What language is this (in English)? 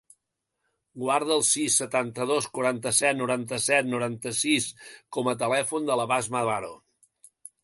Catalan